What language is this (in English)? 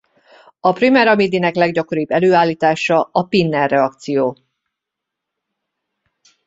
Hungarian